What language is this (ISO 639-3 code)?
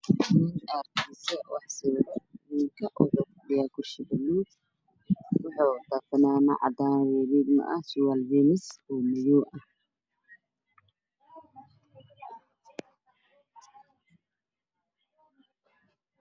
som